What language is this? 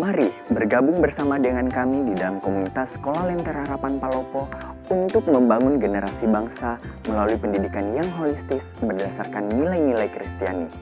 Indonesian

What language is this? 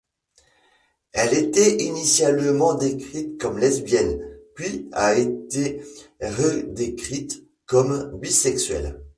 French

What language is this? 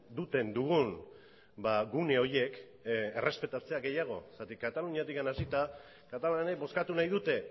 Basque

